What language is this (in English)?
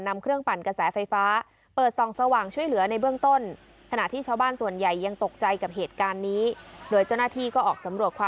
Thai